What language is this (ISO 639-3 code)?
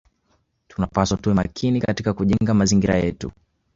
swa